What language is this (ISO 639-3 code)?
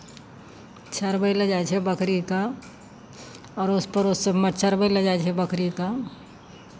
mai